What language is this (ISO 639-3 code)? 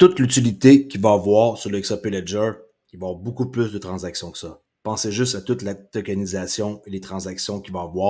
fra